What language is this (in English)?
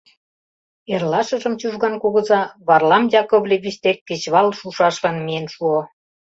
Mari